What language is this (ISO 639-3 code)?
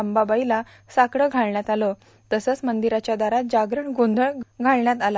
mar